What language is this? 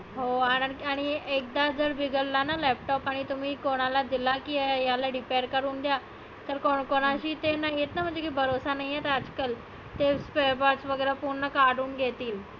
Marathi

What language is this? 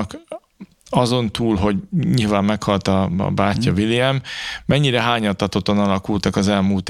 Hungarian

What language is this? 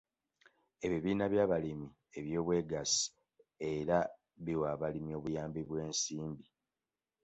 Ganda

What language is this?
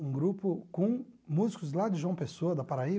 Portuguese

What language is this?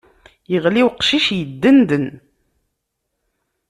Kabyle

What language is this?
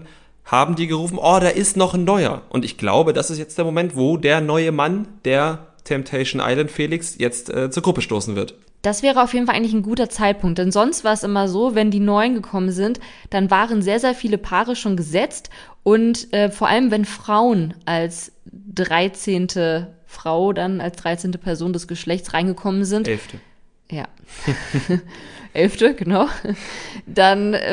German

